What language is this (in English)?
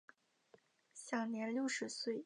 Chinese